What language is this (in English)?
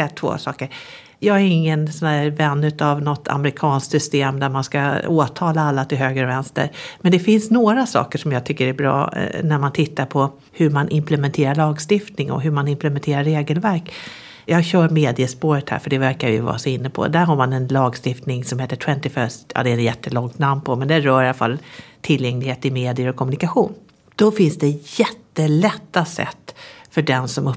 Swedish